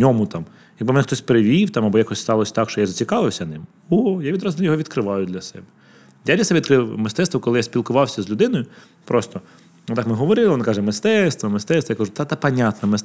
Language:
Ukrainian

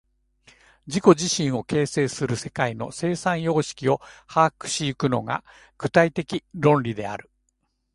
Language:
Japanese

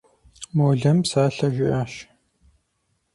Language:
Kabardian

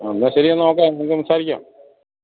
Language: Malayalam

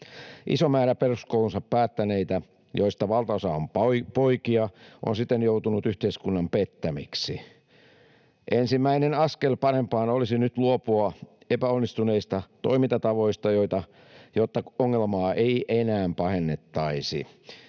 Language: Finnish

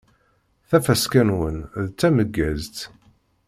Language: Kabyle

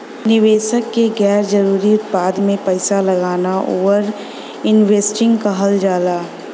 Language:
Bhojpuri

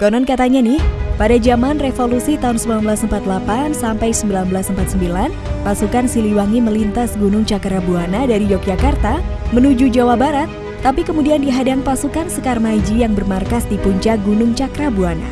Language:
Indonesian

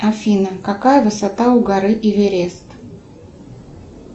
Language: Russian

